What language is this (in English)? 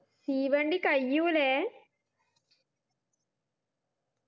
Malayalam